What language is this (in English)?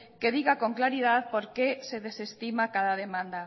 Spanish